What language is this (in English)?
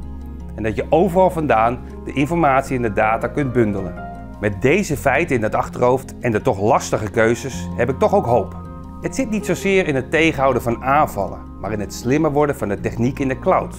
Dutch